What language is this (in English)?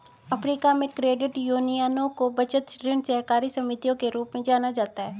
Hindi